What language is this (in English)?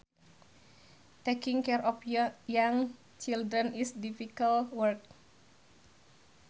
Sundanese